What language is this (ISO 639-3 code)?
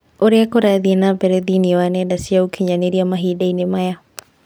kik